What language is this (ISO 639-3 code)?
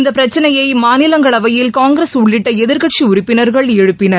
tam